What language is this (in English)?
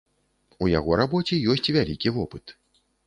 Belarusian